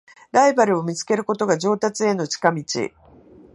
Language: Japanese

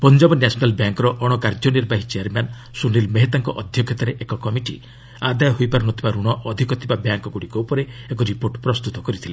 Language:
Odia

